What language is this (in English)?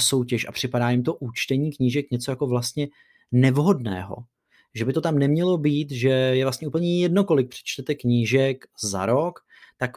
Czech